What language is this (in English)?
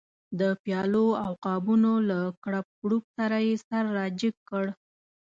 Pashto